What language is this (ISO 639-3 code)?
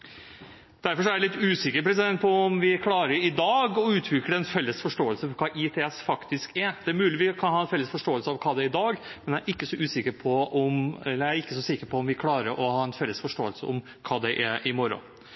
nob